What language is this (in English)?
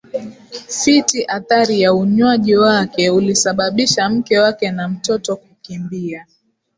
Swahili